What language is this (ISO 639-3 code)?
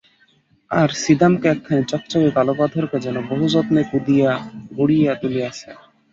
ben